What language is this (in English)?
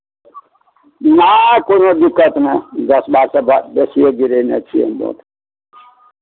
Maithili